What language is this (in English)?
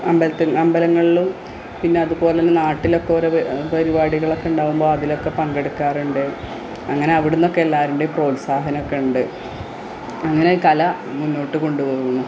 Malayalam